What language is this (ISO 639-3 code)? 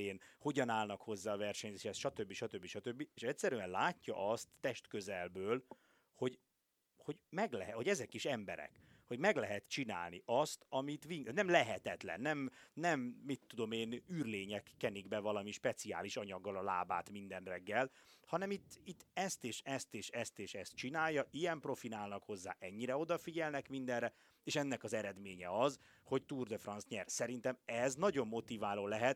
hun